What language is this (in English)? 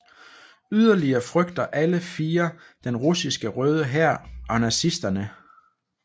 Danish